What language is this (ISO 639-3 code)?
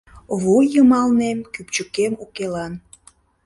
chm